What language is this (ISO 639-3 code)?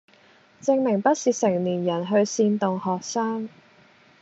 yue